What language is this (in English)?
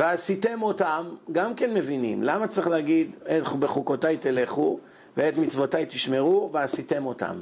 Hebrew